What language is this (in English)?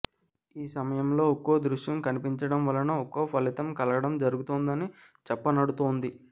Telugu